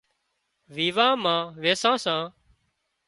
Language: Wadiyara Koli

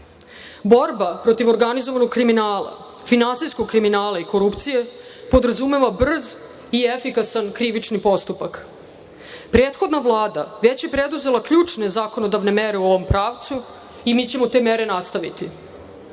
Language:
Serbian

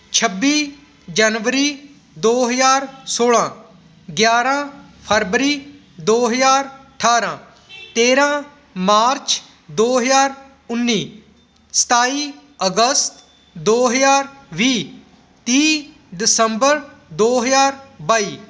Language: Punjabi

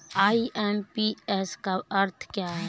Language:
Hindi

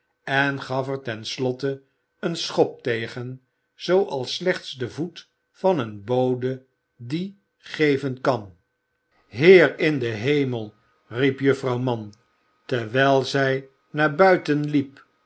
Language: Dutch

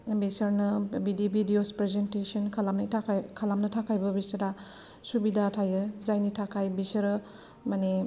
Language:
Bodo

